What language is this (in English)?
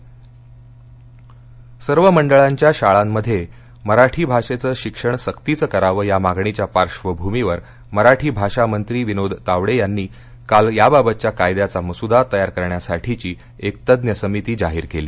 Marathi